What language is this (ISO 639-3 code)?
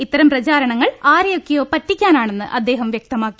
mal